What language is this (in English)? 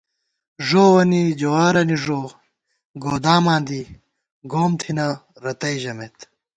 Gawar-Bati